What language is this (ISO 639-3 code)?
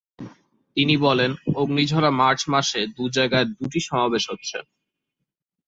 ben